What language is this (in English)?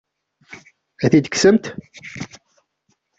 Kabyle